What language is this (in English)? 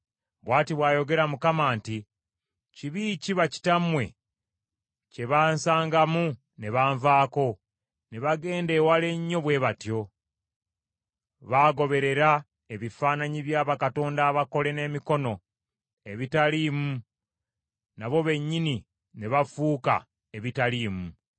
Ganda